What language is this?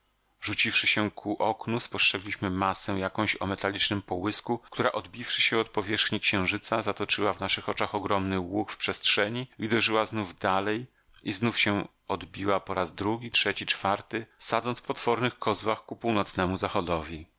Polish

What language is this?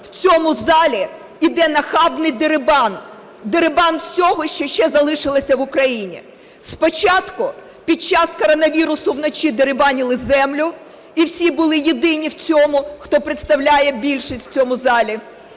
Ukrainian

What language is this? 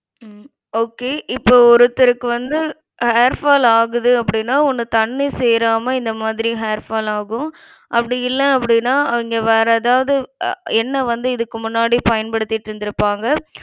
Tamil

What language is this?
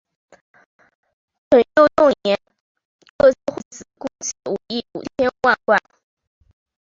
Chinese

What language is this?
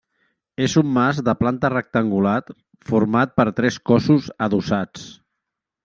Catalan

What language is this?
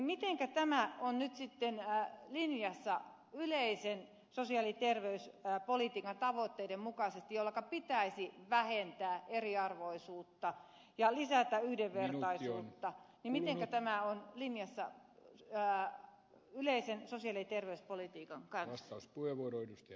Finnish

